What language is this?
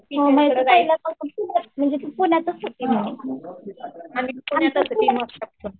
Marathi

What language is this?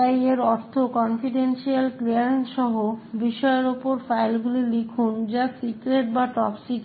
Bangla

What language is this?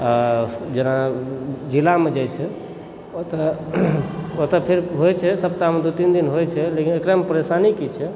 Maithili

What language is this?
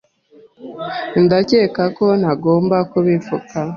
Kinyarwanda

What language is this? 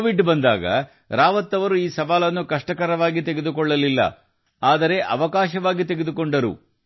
Kannada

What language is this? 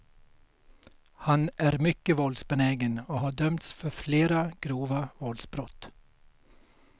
Swedish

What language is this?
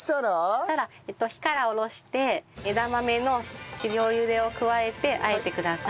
Japanese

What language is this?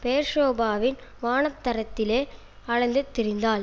Tamil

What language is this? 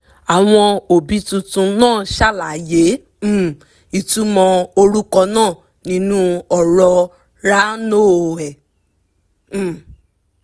Yoruba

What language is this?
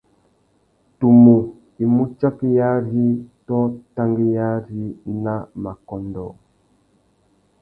Tuki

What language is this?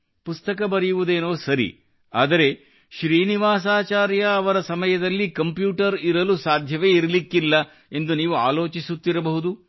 Kannada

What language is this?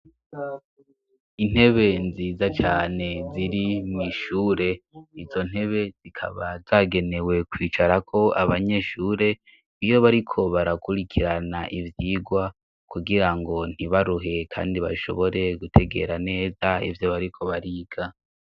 Rundi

